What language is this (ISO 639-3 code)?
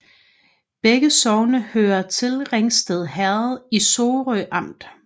dan